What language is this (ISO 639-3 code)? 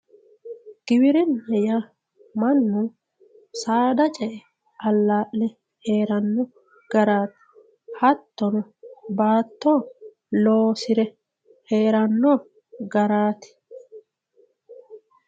sid